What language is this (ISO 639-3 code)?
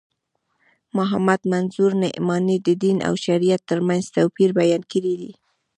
pus